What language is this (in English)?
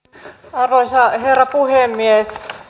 Finnish